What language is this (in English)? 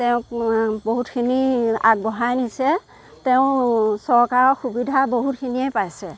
Assamese